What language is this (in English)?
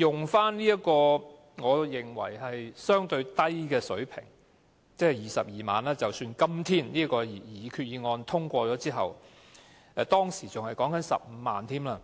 Cantonese